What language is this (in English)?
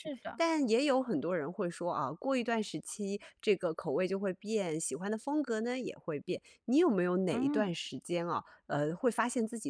Chinese